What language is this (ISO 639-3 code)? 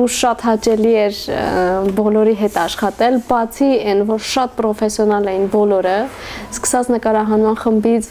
tur